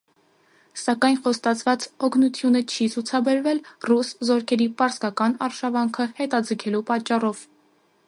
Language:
Armenian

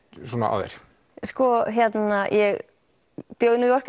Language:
Icelandic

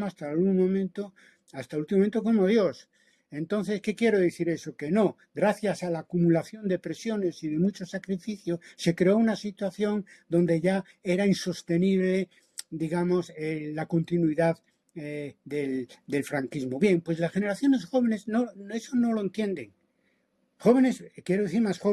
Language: Spanish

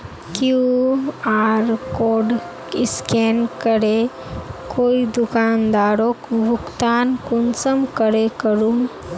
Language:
Magahi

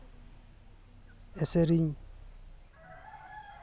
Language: Santali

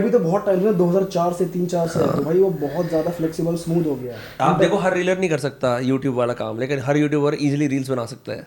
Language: Hindi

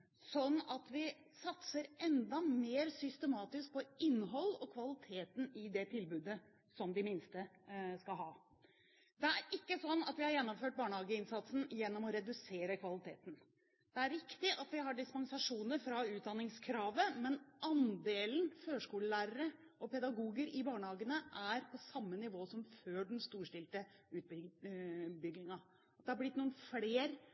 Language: Norwegian Bokmål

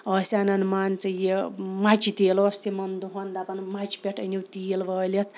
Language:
Kashmiri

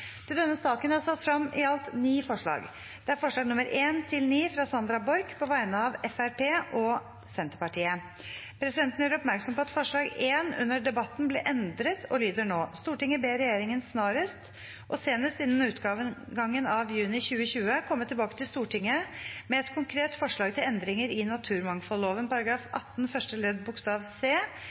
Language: Norwegian Bokmål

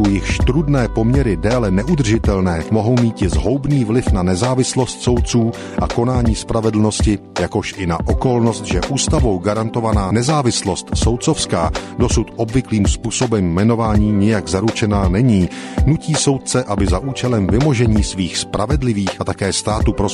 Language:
Czech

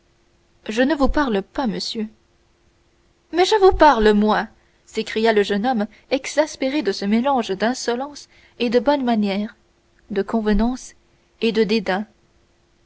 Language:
French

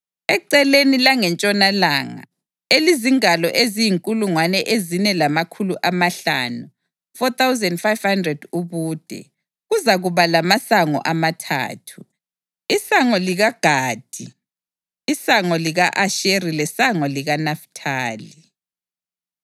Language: North Ndebele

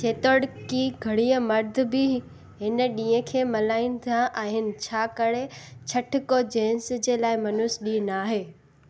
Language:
Sindhi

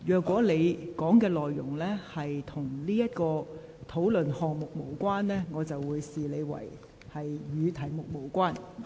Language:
Cantonese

